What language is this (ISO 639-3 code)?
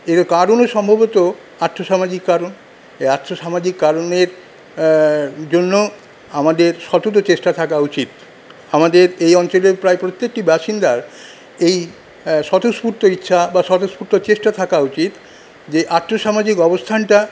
ben